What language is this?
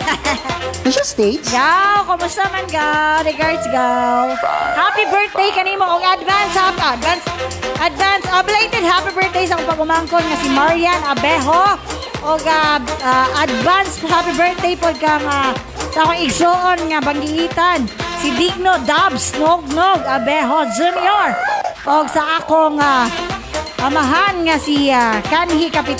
Filipino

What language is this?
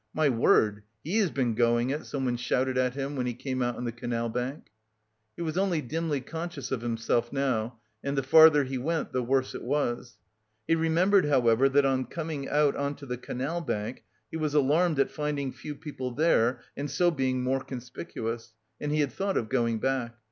English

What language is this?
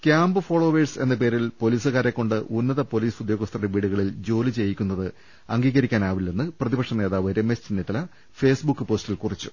Malayalam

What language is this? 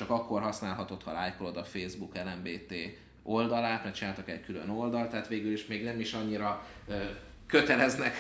Hungarian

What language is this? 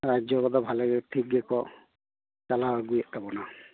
Santali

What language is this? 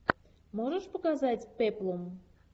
Russian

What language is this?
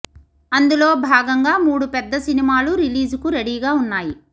Telugu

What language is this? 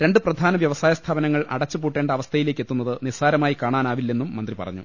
Malayalam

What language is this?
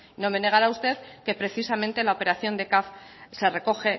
Spanish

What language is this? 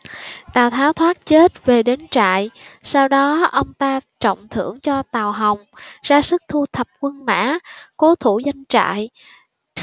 Vietnamese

